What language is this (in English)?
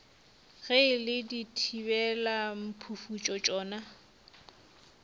Northern Sotho